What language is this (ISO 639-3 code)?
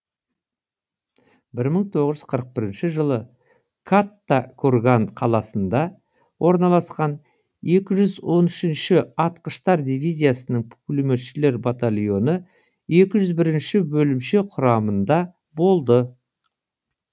kaz